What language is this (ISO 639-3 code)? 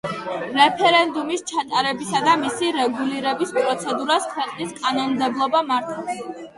kat